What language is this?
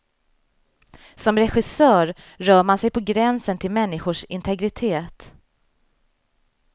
Swedish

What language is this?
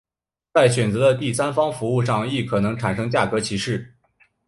Chinese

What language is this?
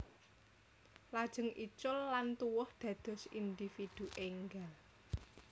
Javanese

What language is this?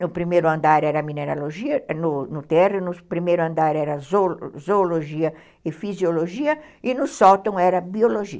Portuguese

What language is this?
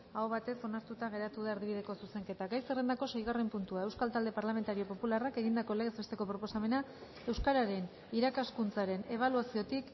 Basque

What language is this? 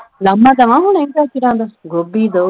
Punjabi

